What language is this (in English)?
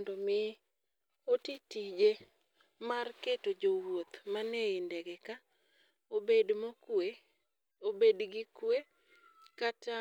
Luo (Kenya and Tanzania)